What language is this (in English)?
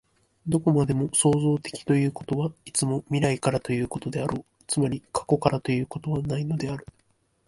Japanese